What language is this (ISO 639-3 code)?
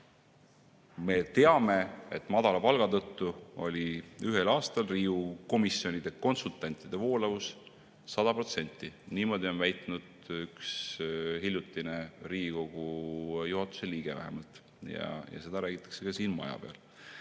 est